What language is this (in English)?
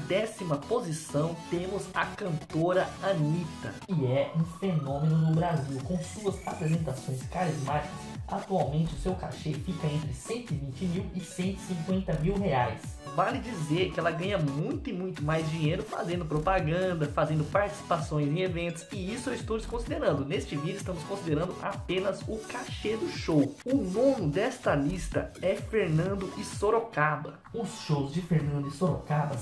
Portuguese